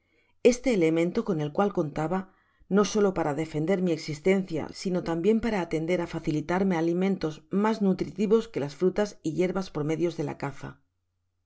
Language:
Spanish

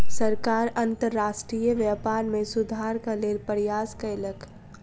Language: Maithili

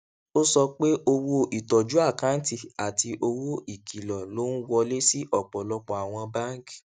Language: Yoruba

